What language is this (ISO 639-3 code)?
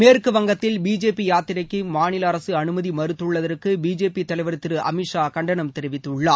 tam